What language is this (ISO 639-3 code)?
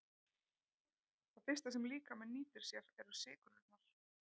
isl